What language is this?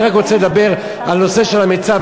Hebrew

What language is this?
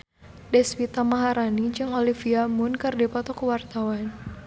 Sundanese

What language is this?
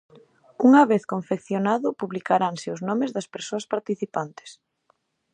Galician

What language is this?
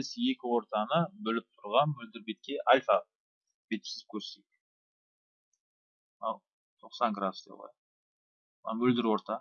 Turkish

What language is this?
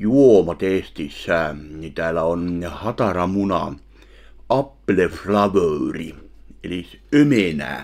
Finnish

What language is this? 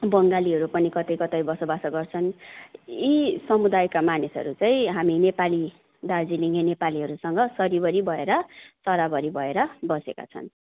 Nepali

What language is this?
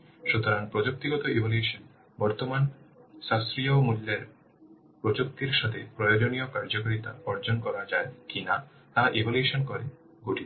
Bangla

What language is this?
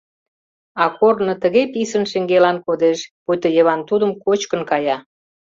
Mari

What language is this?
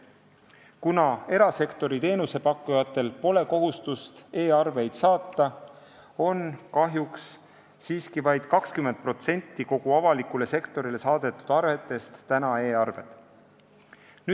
Estonian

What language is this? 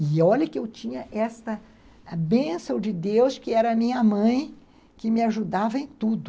Portuguese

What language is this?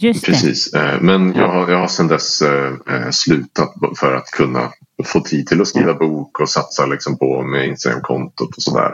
Swedish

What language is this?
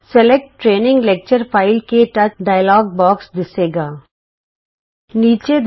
Punjabi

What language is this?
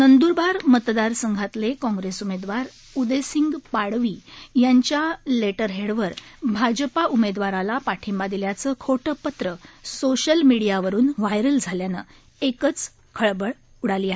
Marathi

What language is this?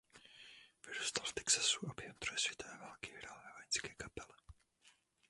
Czech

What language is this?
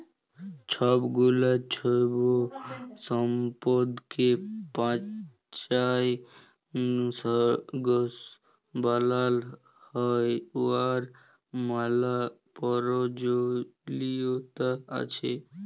Bangla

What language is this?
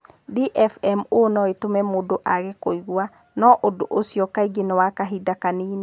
Kikuyu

